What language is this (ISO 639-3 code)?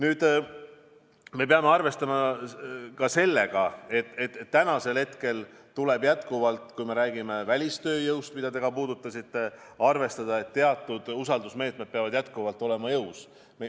est